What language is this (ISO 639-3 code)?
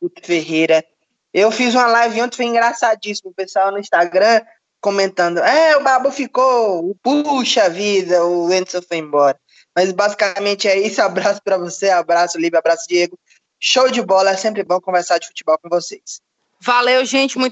por